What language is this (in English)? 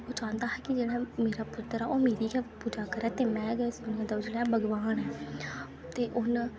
Dogri